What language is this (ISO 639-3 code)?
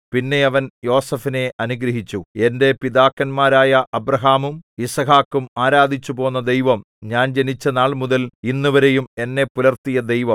mal